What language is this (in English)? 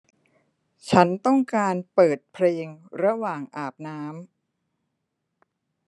Thai